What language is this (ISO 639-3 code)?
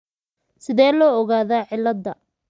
som